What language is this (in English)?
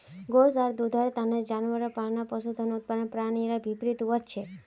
Magahi